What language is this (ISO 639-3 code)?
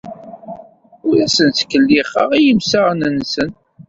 kab